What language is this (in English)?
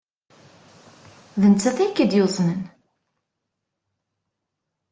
Kabyle